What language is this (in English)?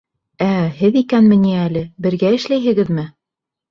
Bashkir